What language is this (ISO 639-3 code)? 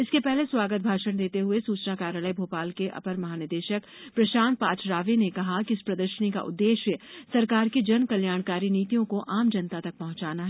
hin